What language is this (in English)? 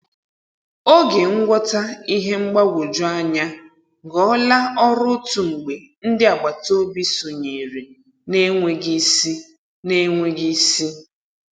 Igbo